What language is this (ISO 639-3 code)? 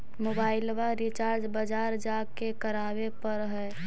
mag